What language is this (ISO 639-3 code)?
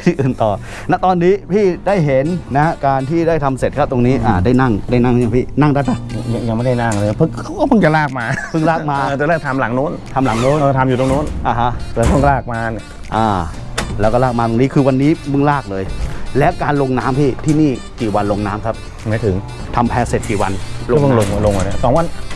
tha